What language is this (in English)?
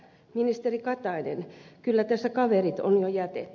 Finnish